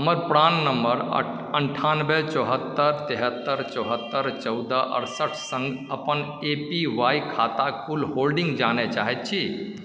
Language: Maithili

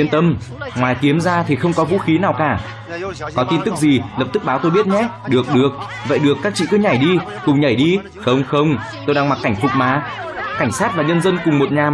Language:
Vietnamese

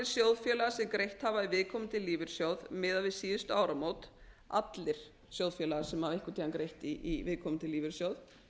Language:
Icelandic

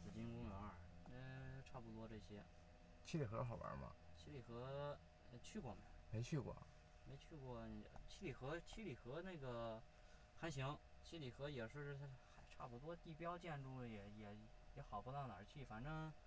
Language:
Chinese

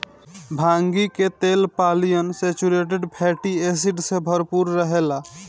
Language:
Bhojpuri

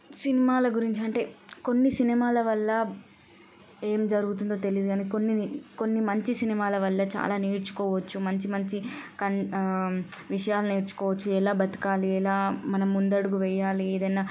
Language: Telugu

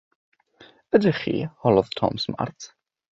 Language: Welsh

